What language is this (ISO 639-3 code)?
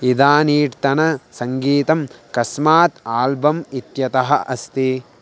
san